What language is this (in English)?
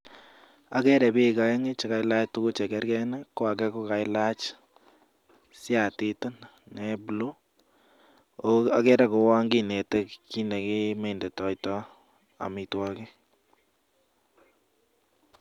Kalenjin